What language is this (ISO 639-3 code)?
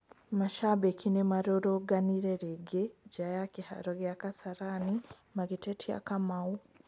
kik